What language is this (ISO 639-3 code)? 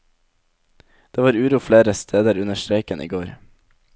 nor